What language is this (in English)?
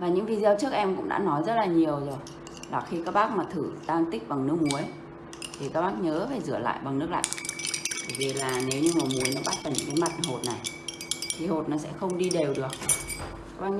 Vietnamese